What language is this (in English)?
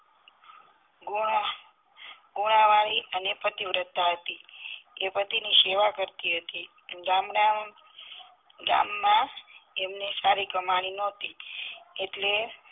Gujarati